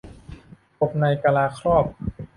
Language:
Thai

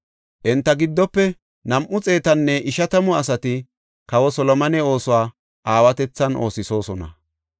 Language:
Gofa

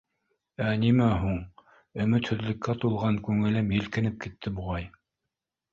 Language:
Bashkir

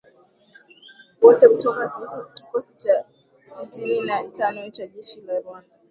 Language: Swahili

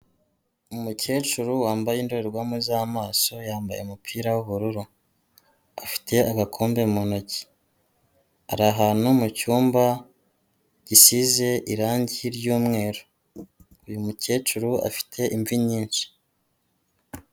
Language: Kinyarwanda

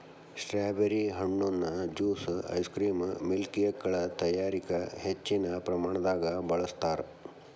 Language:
Kannada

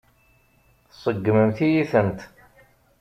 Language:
Kabyle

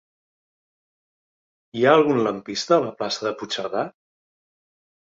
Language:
Catalan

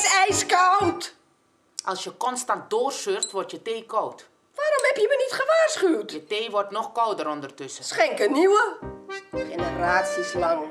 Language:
Dutch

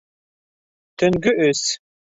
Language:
Bashkir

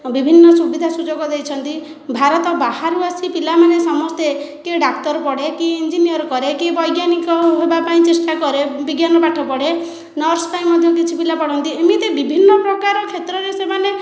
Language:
Odia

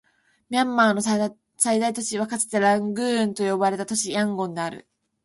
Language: Japanese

